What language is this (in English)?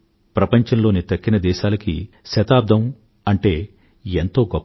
Telugu